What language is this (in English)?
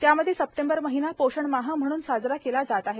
Marathi